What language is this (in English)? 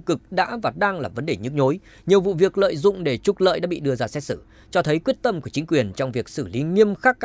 Vietnamese